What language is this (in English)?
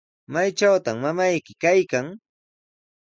Sihuas Ancash Quechua